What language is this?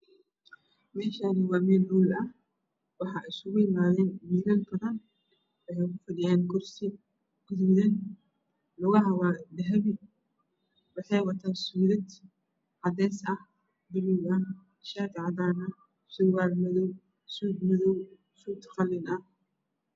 Somali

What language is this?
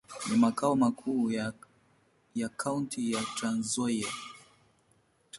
Swahili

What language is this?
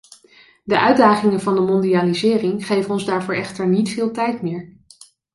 Dutch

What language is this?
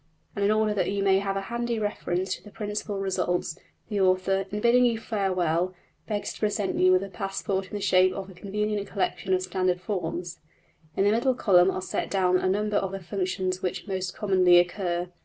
English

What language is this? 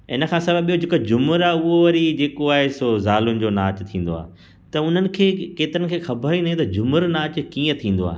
Sindhi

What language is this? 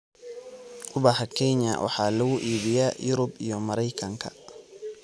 Somali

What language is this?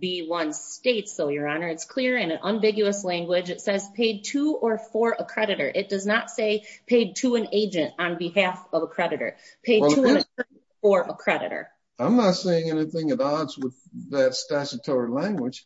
English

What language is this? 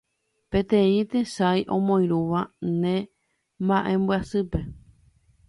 Guarani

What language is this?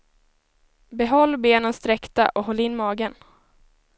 Swedish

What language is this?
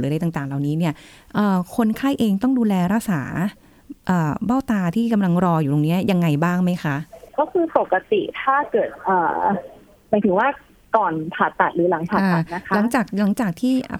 Thai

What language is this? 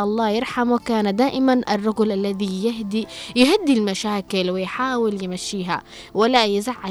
Arabic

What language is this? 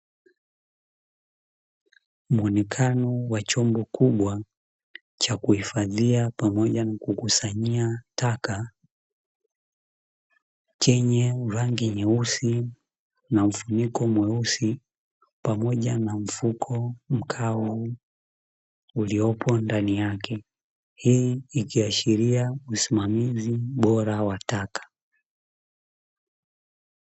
Swahili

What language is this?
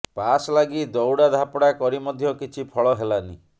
Odia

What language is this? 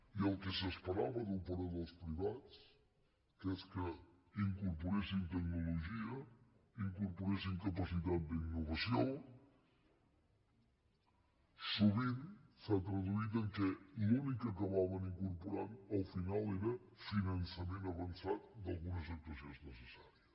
Catalan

